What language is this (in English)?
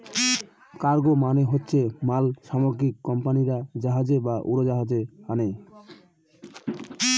Bangla